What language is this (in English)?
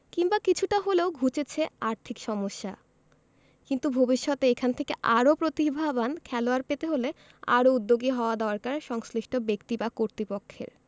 Bangla